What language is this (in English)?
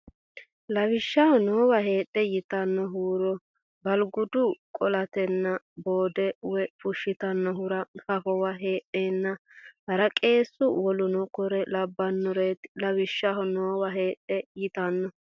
Sidamo